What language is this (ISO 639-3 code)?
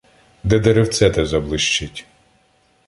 ukr